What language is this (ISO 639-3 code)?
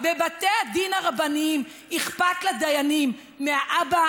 heb